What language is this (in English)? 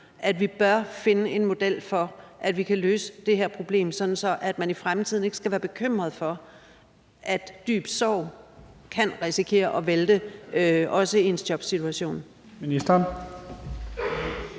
Danish